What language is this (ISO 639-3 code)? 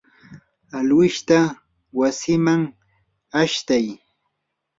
qur